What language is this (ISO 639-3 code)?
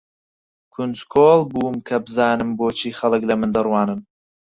ckb